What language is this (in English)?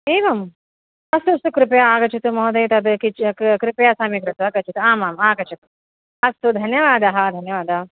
Sanskrit